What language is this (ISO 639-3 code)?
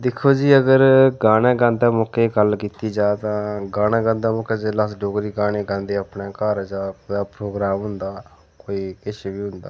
doi